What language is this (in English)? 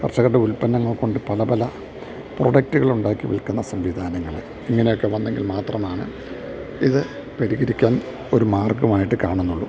Malayalam